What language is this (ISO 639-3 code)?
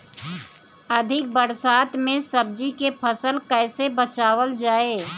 bho